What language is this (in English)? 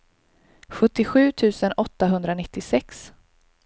Swedish